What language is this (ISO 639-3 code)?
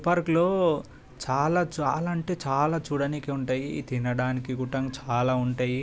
tel